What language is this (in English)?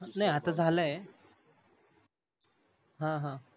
Marathi